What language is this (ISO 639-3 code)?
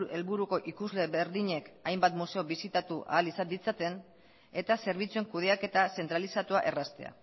eus